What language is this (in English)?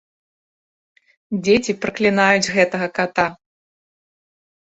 Belarusian